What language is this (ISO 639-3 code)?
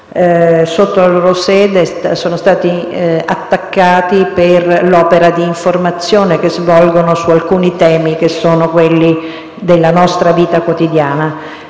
ita